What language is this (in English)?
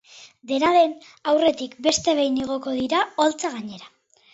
Basque